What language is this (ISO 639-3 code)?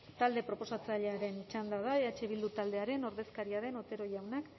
eus